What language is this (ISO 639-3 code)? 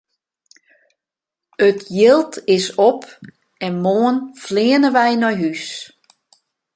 fry